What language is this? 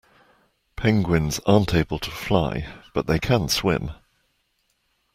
English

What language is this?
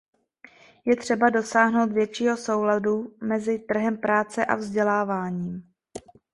Czech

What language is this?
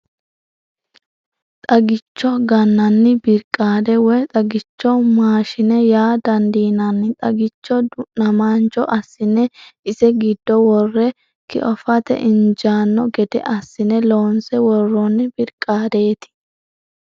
Sidamo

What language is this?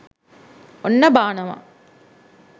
Sinhala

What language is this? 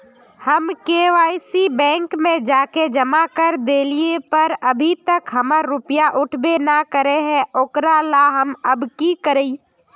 Magahi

